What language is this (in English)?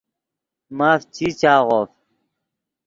Yidgha